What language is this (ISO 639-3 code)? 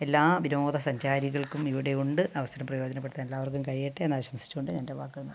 mal